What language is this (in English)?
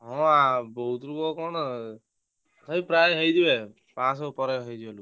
Odia